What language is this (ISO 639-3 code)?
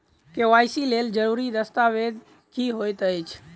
mai